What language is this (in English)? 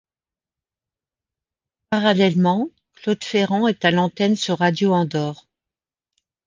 French